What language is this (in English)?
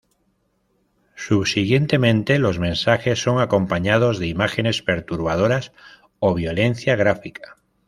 Spanish